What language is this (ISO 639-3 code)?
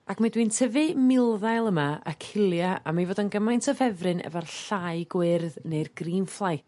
cym